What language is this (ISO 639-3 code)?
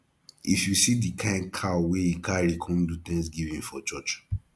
pcm